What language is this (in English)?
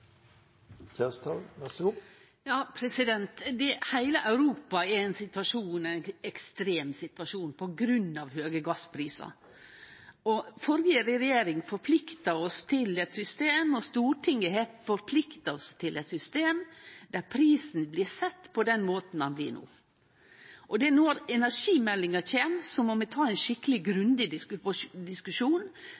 Norwegian Nynorsk